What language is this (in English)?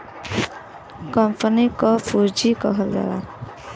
Bhojpuri